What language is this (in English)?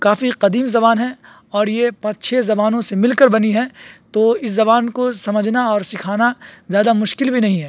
Urdu